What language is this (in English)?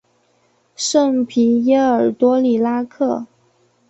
Chinese